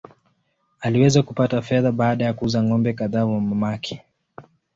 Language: Swahili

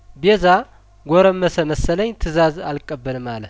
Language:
Amharic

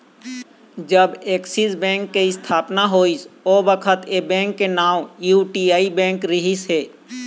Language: Chhattisgarhi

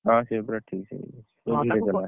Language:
Odia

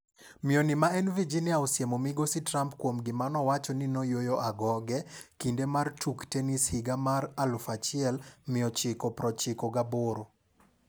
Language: Luo (Kenya and Tanzania)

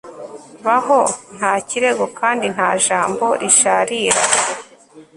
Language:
Kinyarwanda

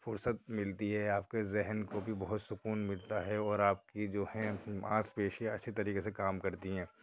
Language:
Urdu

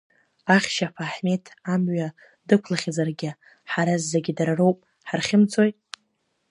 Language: Abkhazian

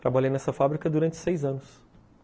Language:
Portuguese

